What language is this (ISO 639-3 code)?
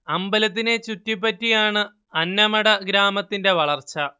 mal